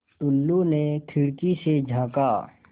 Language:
Hindi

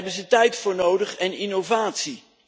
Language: Dutch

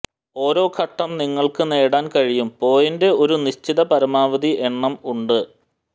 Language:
Malayalam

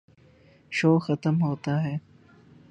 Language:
Urdu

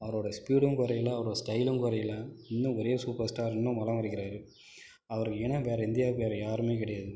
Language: Tamil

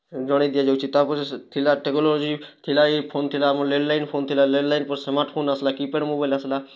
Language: Odia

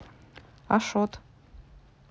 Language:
Russian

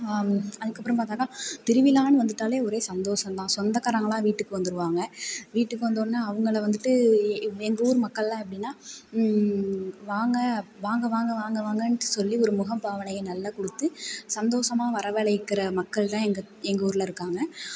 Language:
Tamil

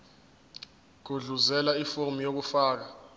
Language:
Zulu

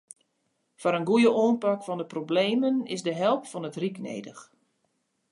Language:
Western Frisian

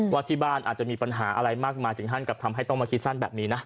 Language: Thai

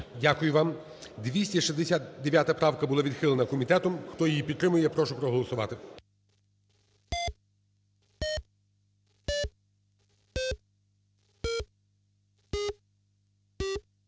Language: Ukrainian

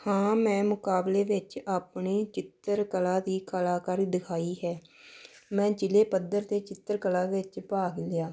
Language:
Punjabi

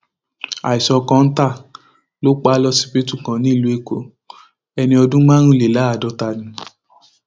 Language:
Yoruba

